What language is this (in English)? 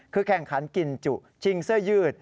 Thai